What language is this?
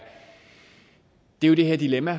Danish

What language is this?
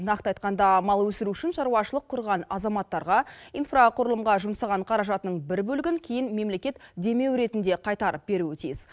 Kazakh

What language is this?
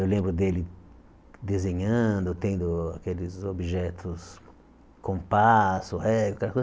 Portuguese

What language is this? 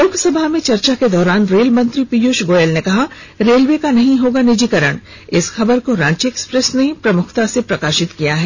Hindi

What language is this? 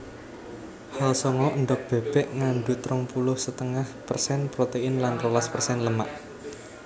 Javanese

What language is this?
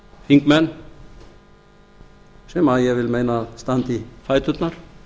Icelandic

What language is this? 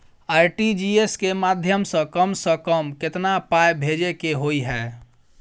Maithili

